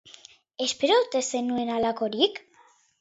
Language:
Basque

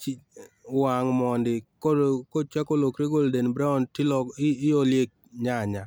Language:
Luo (Kenya and Tanzania)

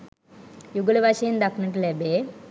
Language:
Sinhala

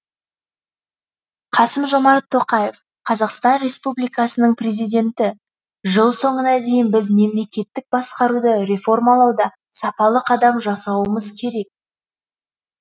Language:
Kazakh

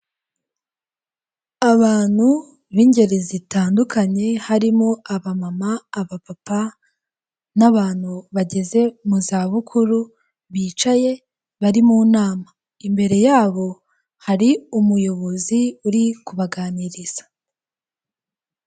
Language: Kinyarwanda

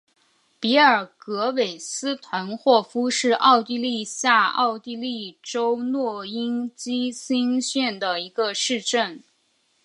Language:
Chinese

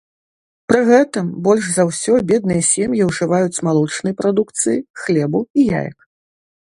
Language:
Belarusian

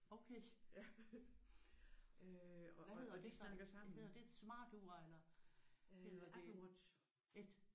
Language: Danish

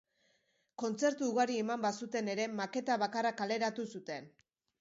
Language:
Basque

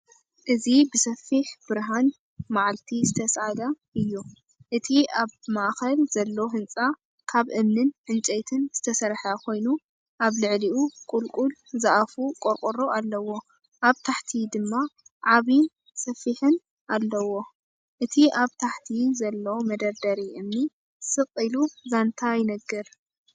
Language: Tigrinya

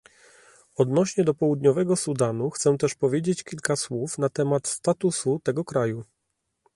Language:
Polish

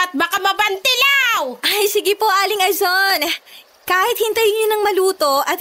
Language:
Filipino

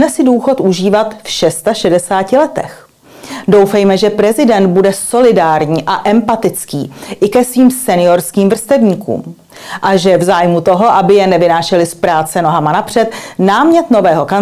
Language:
Czech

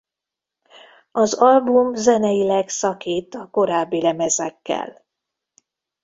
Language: Hungarian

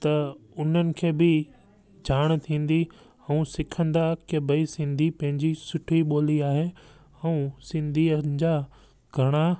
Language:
Sindhi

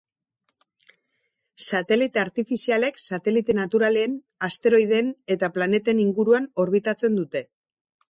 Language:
Basque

